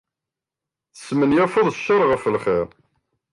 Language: Kabyle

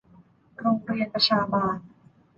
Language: Thai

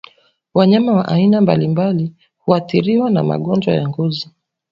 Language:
Swahili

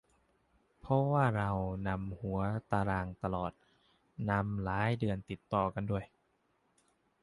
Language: Thai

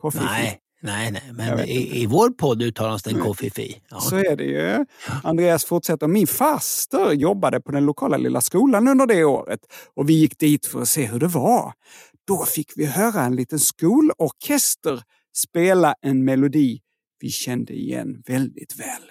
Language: Swedish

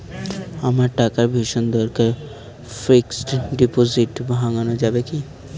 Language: Bangla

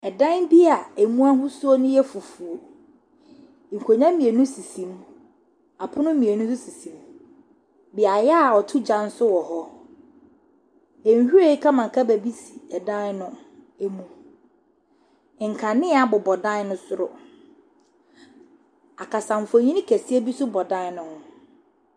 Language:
Akan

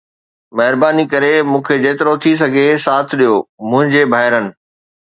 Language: Sindhi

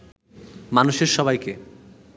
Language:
Bangla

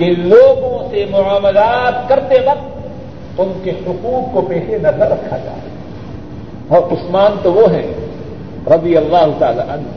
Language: Urdu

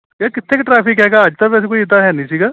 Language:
Punjabi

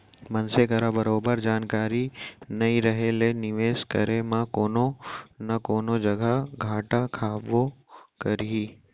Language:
Chhattisgarhi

